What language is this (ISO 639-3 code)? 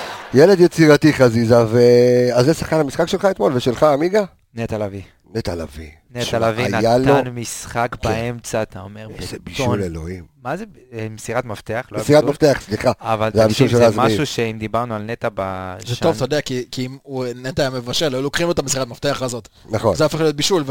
heb